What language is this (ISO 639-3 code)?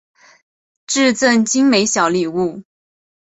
zho